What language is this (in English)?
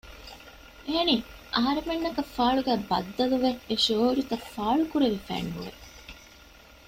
Divehi